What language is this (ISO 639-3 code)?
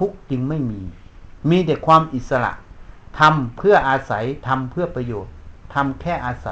tha